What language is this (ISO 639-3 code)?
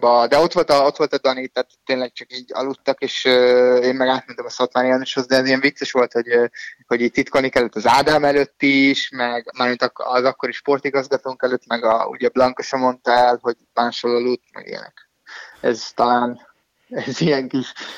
hun